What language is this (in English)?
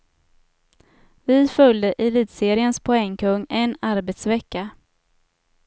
Swedish